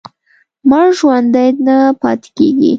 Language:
Pashto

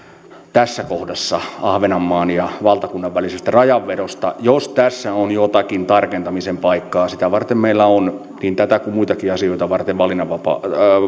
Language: Finnish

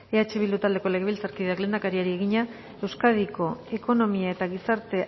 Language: Basque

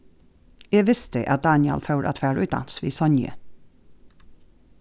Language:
Faroese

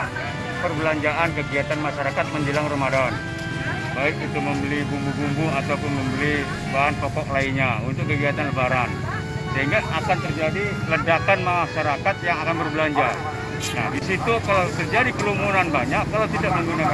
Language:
Indonesian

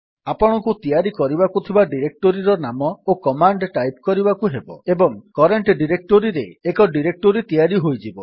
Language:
Odia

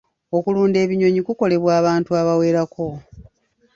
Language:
Ganda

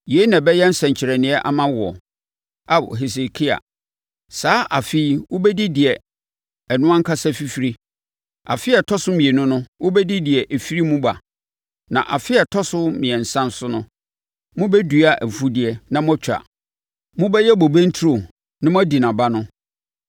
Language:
Akan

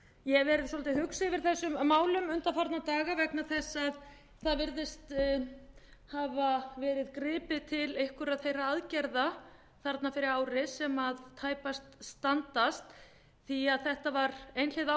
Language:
Icelandic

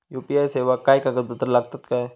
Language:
Marathi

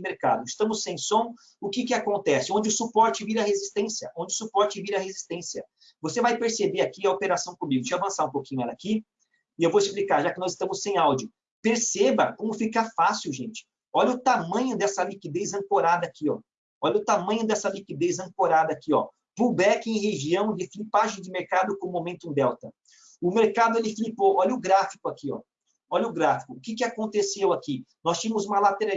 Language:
Portuguese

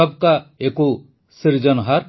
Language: Odia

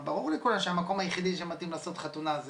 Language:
Hebrew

